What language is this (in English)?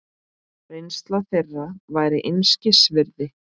Icelandic